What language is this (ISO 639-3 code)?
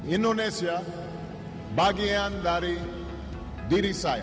ind